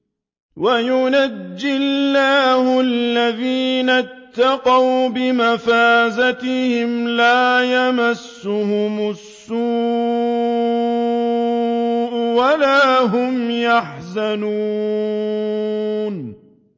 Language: Arabic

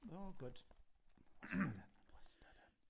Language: Welsh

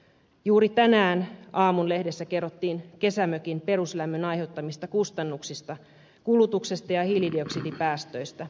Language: Finnish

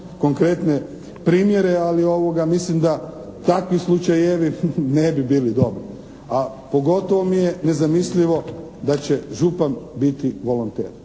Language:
Croatian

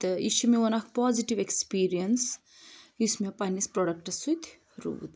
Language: Kashmiri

